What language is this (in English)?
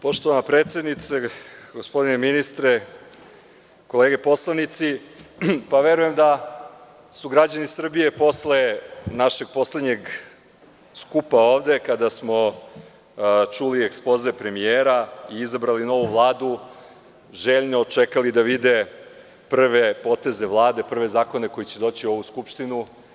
Serbian